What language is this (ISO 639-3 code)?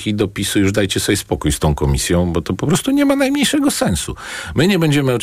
pol